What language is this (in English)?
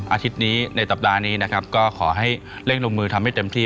Thai